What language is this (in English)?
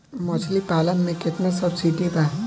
Bhojpuri